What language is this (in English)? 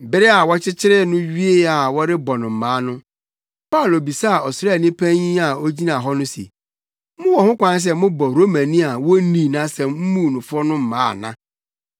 Akan